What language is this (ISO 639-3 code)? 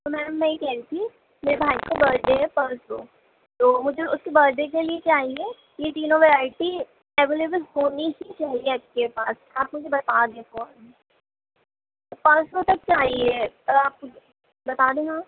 urd